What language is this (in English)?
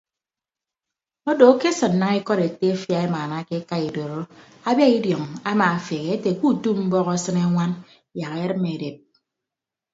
Ibibio